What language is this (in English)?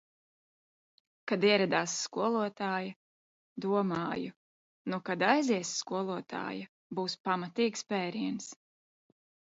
Latvian